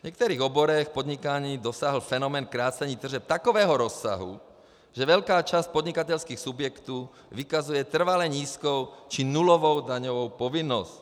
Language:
Czech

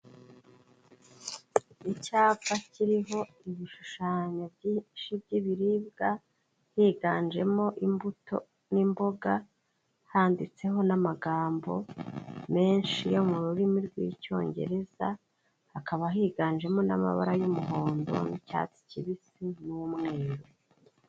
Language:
Kinyarwanda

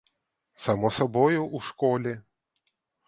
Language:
Ukrainian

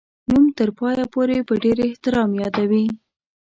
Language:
Pashto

